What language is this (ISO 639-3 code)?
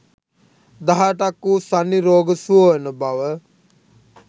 sin